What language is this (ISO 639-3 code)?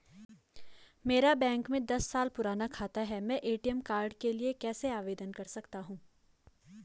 hin